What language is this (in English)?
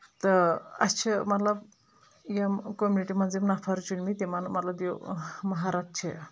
Kashmiri